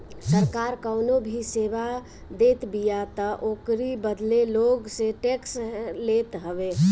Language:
Bhojpuri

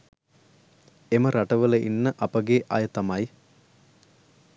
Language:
Sinhala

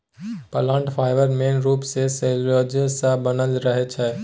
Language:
Maithili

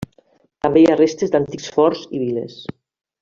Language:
Catalan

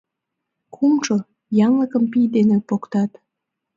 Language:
Mari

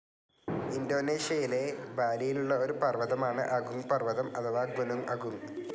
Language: Malayalam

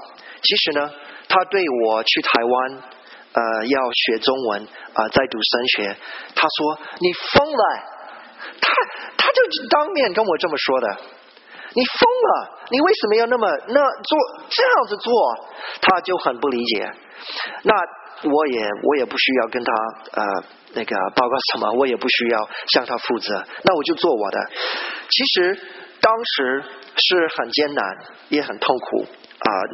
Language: Chinese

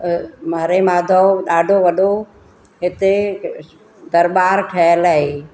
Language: Sindhi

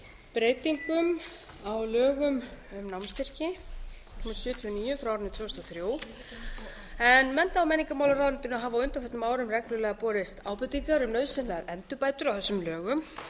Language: Icelandic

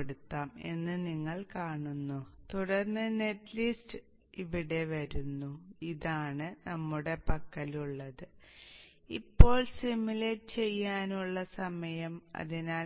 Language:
Malayalam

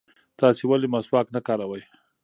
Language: Pashto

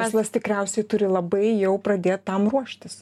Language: Lithuanian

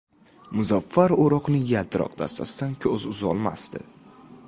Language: Uzbek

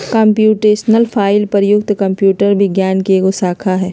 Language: Magahi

